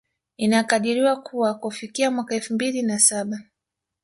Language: Swahili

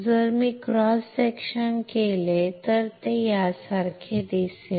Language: Marathi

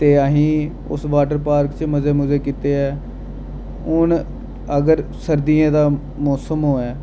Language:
Dogri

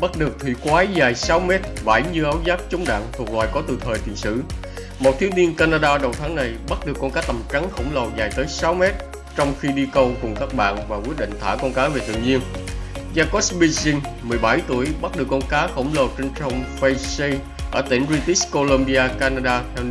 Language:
Vietnamese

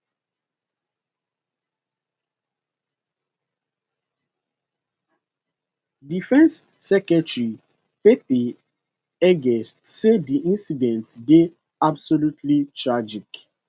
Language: Nigerian Pidgin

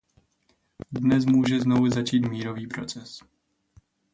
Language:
Czech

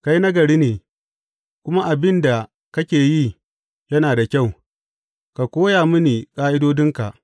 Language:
Hausa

